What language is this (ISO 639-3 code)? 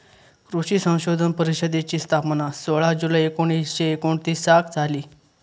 mar